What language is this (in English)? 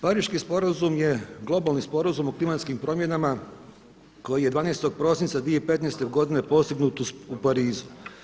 Croatian